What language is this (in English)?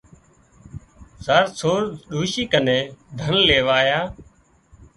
Wadiyara Koli